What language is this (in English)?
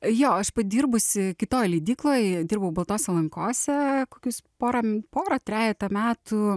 Lithuanian